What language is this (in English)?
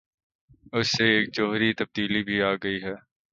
Urdu